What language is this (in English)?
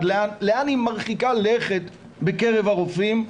Hebrew